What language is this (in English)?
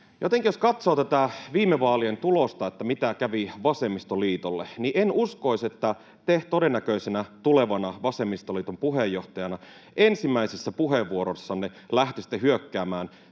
Finnish